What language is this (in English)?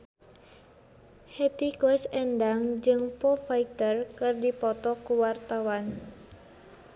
Sundanese